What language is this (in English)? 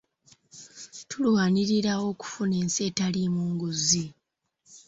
Ganda